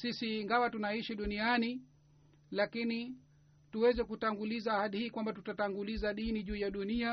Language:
Swahili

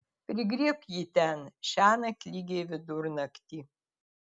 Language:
Lithuanian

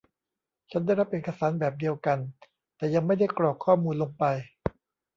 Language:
Thai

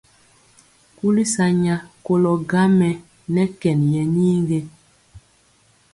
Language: Mpiemo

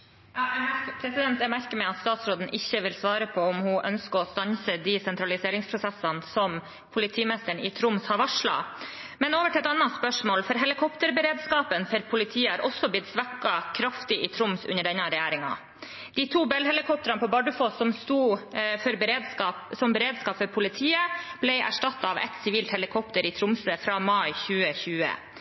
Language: Norwegian Bokmål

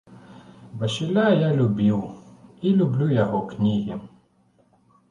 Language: Belarusian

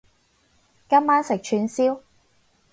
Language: Cantonese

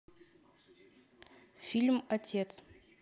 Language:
Russian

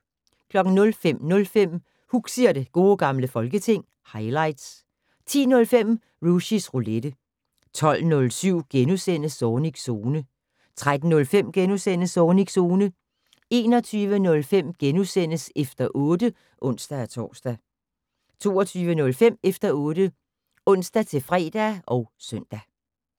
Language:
Danish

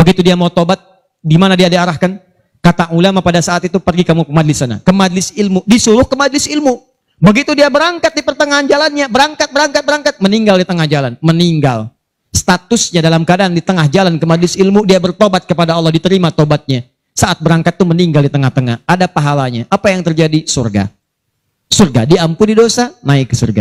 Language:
Indonesian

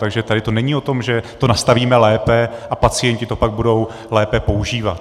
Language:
Czech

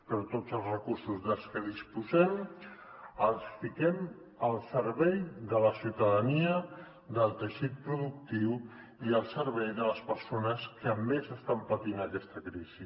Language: Catalan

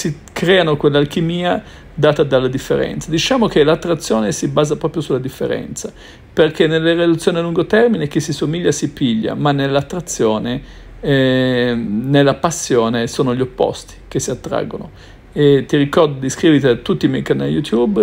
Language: Italian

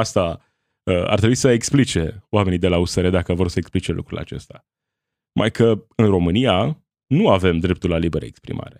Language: Romanian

